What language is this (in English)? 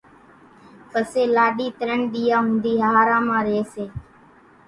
Kachi Koli